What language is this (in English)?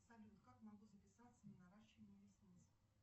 Russian